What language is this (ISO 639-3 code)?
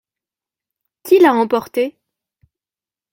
fra